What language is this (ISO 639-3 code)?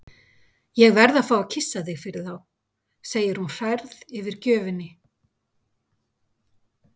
isl